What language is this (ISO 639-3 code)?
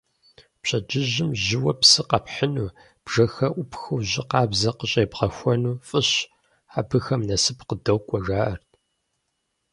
kbd